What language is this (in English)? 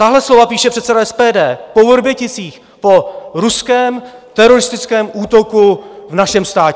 Czech